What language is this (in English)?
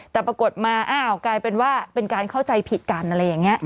Thai